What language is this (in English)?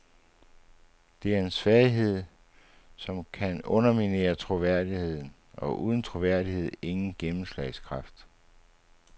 Danish